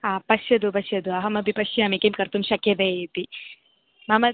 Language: Sanskrit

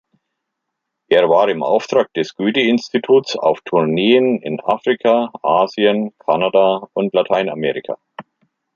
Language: German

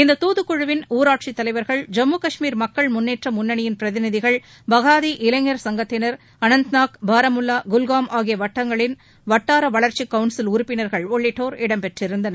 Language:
Tamil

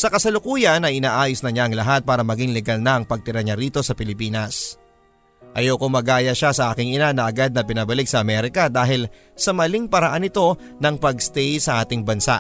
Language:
Filipino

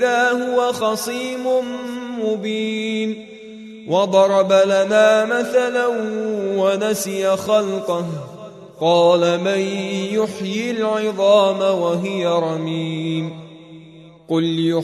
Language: Arabic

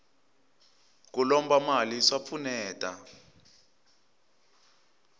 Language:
Tsonga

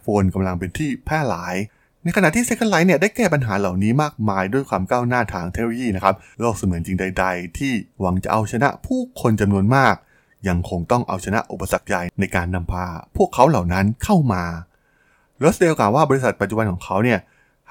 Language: Thai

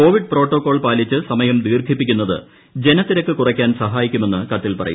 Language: Malayalam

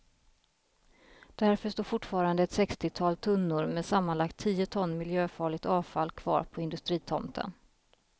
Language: Swedish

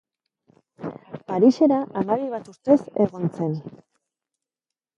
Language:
Basque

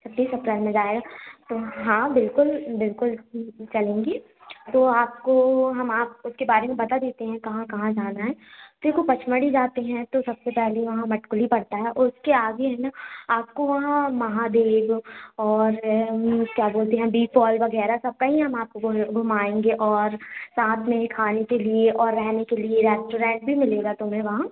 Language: Hindi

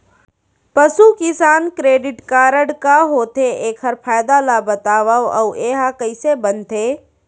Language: Chhattisgarhi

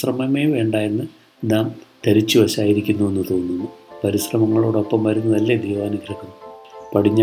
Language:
Malayalam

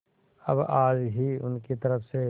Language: Hindi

